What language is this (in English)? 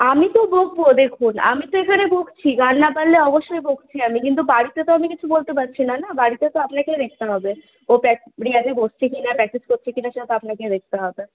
Bangla